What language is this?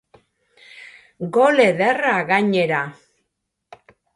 Basque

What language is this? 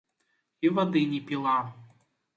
Belarusian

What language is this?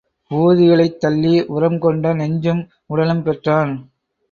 Tamil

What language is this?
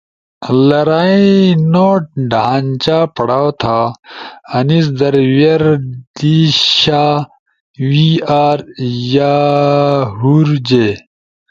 Ushojo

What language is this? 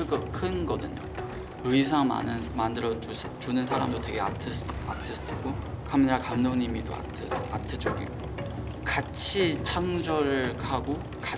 Korean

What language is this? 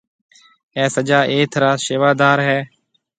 Marwari (Pakistan)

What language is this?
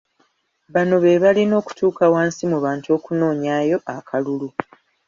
Ganda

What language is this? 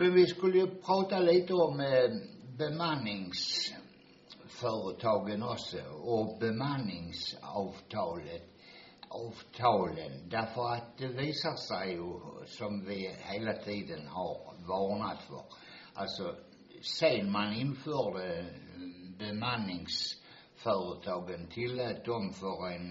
Swedish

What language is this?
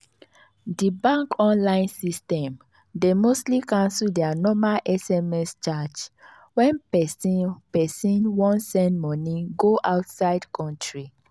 Nigerian Pidgin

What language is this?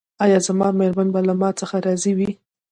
Pashto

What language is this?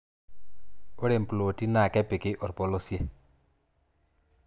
Masai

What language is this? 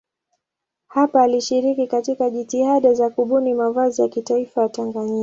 Swahili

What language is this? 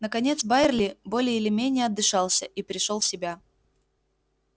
Russian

